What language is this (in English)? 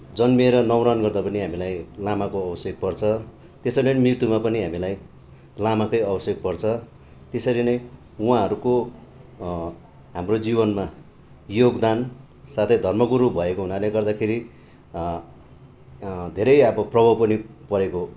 Nepali